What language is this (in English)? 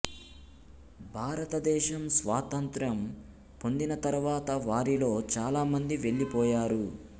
Telugu